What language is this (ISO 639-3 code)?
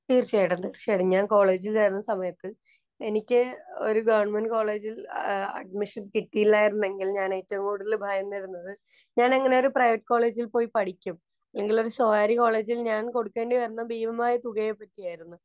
mal